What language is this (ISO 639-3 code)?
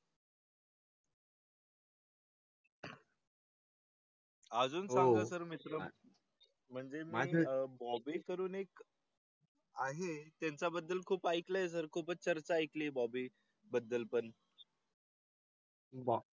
mar